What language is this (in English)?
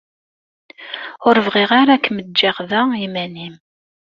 Kabyle